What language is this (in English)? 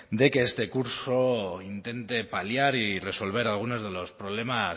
Spanish